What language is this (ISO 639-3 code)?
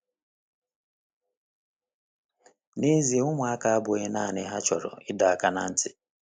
ibo